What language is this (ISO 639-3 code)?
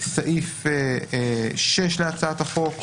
heb